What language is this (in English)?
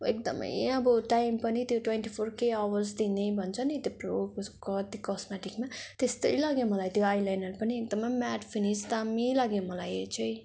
Nepali